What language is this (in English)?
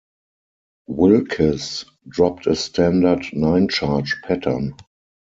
English